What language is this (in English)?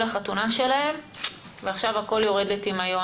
Hebrew